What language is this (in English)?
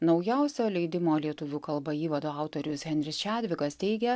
Lithuanian